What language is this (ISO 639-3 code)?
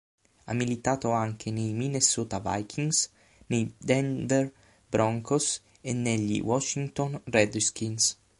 ita